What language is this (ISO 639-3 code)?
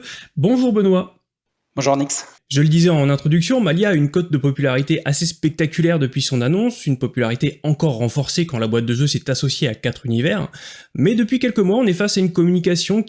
fra